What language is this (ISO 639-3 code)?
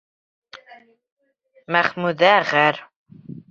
bak